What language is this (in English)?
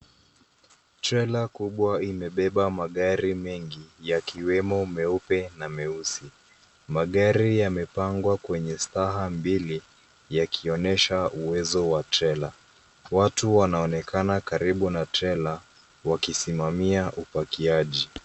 Swahili